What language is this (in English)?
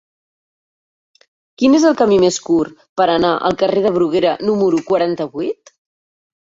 Catalan